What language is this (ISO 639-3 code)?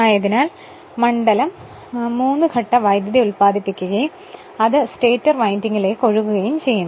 mal